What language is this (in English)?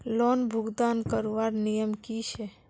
Magahi